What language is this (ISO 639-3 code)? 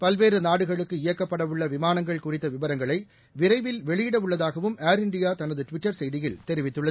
tam